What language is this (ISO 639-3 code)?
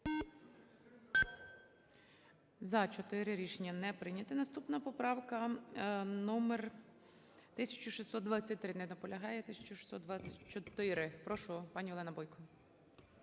ukr